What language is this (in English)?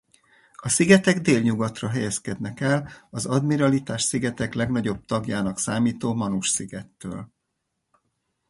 Hungarian